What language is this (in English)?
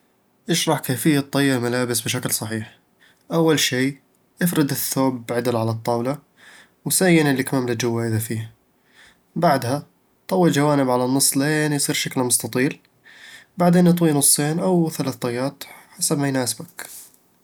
Eastern Egyptian Bedawi Arabic